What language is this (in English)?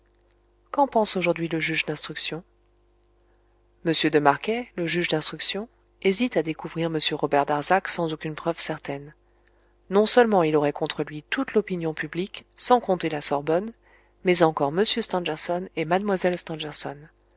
French